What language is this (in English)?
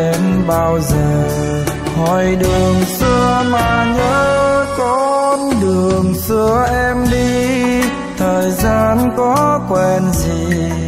Vietnamese